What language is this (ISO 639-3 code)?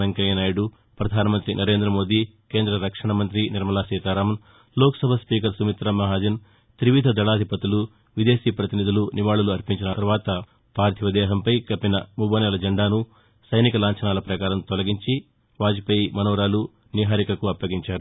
tel